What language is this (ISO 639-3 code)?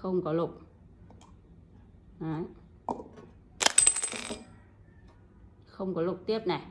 vie